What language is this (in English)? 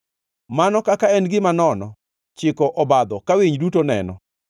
Luo (Kenya and Tanzania)